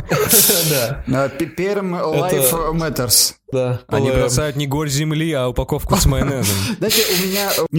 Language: Russian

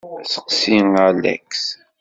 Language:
Kabyle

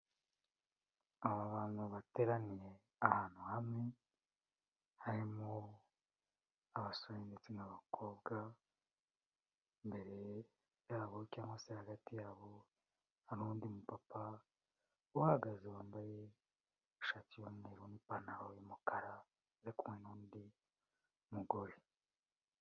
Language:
Kinyarwanda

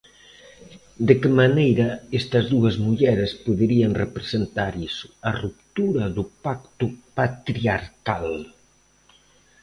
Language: Galician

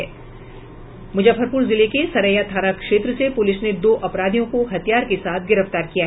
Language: Hindi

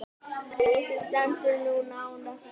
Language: Icelandic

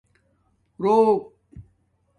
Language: Domaaki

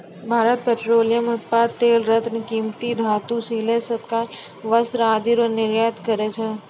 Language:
Maithili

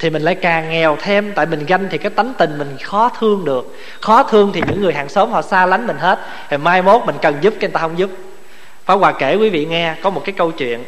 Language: Vietnamese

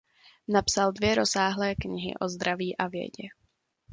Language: Czech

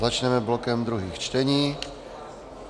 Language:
Czech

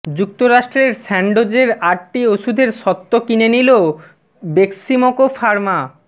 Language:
Bangla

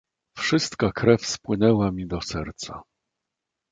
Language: Polish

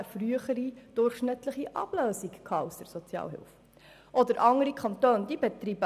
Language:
Swiss German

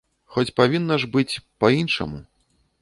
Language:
Belarusian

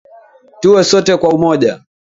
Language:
Swahili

